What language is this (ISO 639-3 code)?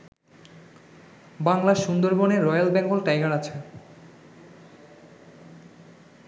ben